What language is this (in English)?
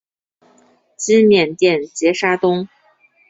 Chinese